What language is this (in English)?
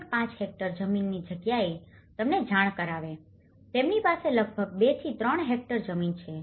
Gujarati